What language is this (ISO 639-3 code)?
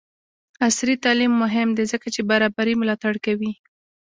pus